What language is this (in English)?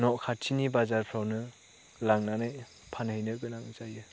Bodo